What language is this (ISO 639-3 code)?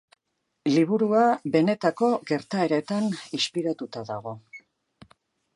eus